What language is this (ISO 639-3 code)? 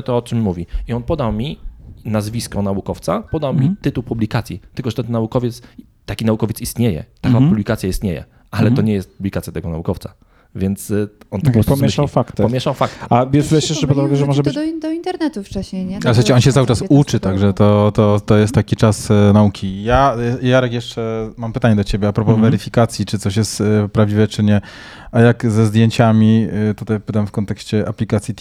pol